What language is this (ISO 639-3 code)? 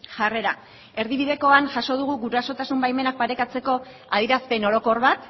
eus